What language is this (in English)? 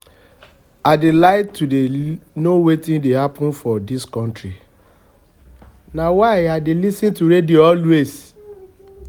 Nigerian Pidgin